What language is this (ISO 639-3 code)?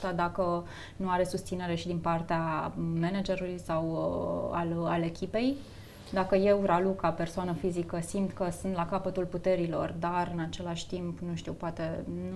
ron